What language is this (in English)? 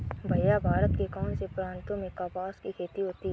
Hindi